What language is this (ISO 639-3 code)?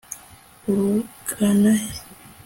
kin